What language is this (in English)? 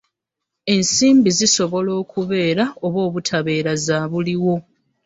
Ganda